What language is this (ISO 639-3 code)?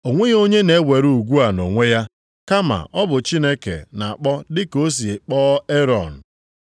ibo